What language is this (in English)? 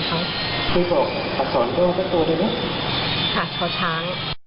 Thai